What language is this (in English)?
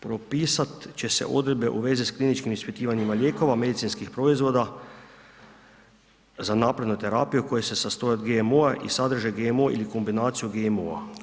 Croatian